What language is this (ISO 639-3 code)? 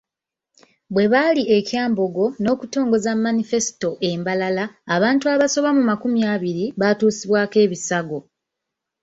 lug